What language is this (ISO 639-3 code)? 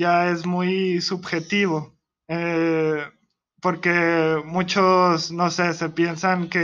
spa